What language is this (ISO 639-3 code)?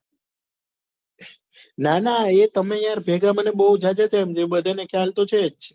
guj